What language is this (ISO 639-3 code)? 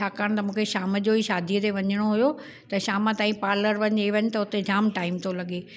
snd